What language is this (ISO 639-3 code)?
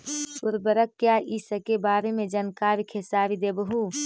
mag